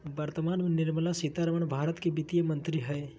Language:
Magahi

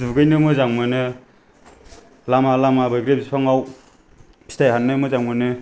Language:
Bodo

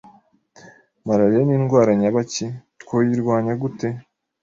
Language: Kinyarwanda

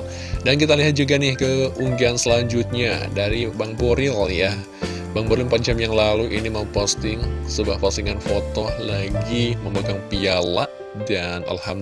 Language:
Indonesian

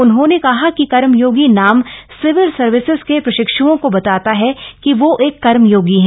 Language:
Hindi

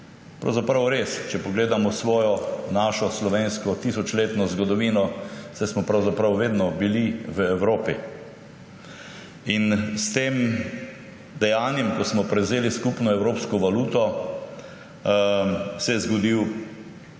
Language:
Slovenian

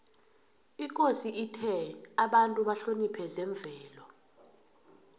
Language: South Ndebele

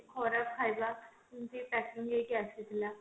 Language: Odia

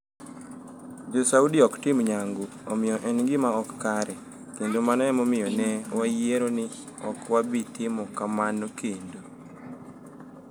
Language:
Luo (Kenya and Tanzania)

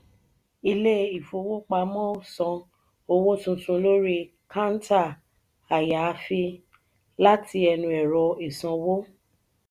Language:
Yoruba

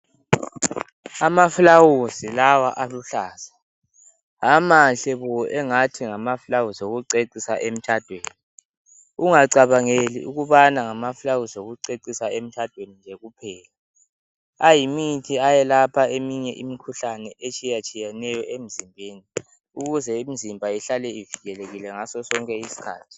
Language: North Ndebele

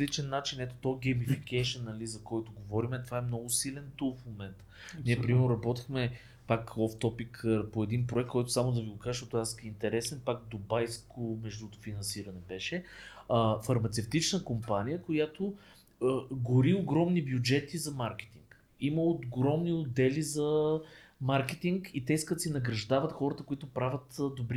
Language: Bulgarian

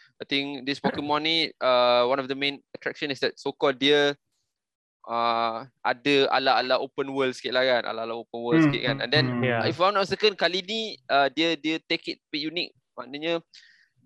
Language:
Malay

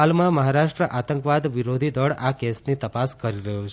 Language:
Gujarati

